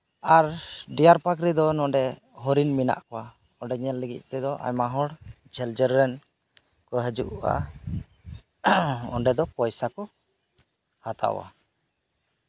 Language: Santali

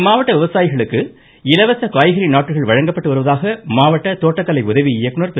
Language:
Tamil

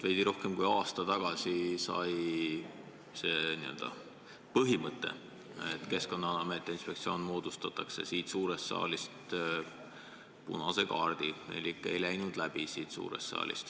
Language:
Estonian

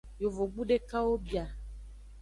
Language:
Aja (Benin)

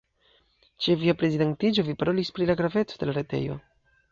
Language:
Esperanto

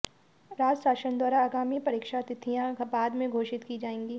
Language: Hindi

